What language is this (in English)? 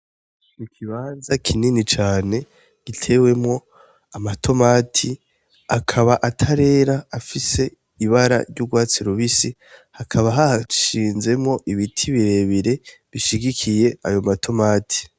Rundi